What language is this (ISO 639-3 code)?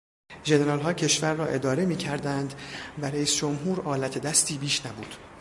fas